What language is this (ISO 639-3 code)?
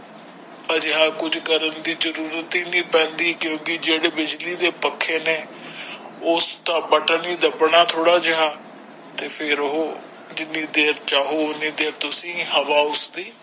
pan